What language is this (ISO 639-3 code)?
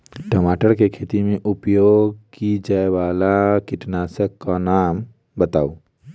mai